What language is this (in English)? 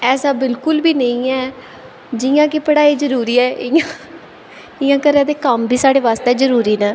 Dogri